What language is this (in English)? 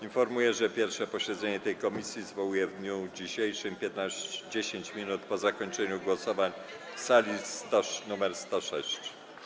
Polish